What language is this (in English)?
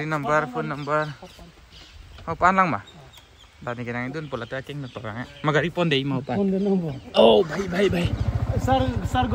Thai